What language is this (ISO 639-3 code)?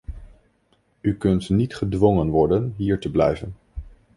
nld